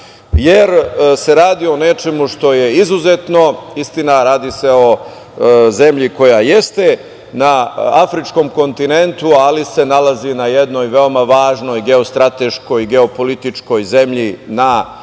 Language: Serbian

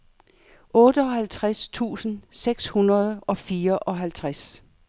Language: Danish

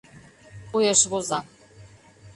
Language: Mari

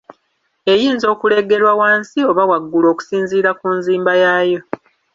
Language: Ganda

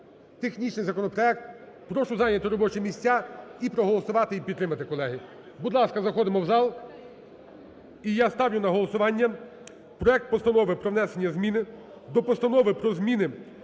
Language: Ukrainian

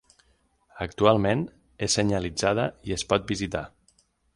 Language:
Catalan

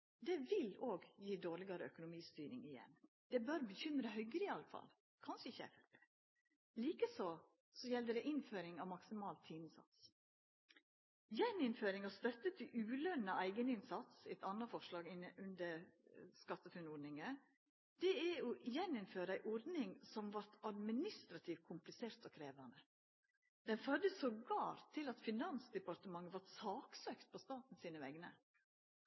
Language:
Norwegian Nynorsk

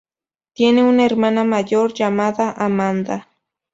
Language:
Spanish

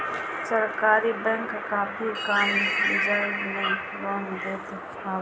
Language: Bhojpuri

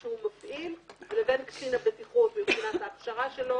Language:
Hebrew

